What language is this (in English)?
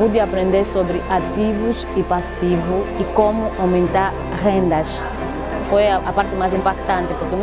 Portuguese